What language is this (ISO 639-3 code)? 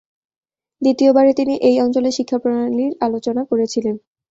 ben